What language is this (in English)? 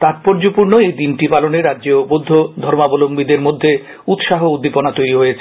Bangla